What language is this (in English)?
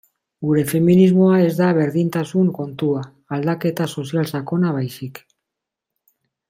Basque